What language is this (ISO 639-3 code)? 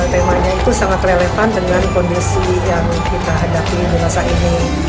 ind